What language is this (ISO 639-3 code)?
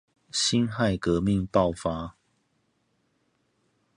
zho